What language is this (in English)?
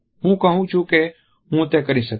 Gujarati